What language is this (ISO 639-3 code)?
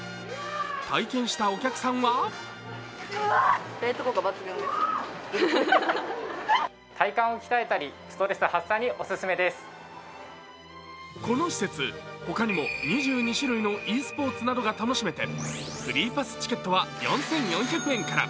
jpn